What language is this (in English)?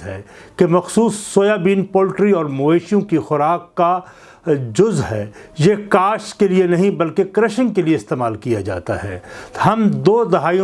Urdu